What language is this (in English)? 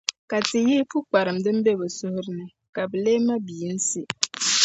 Dagbani